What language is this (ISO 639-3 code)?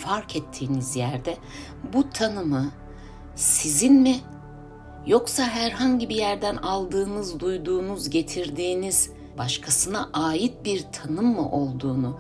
tur